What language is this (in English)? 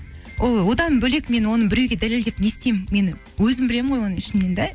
Kazakh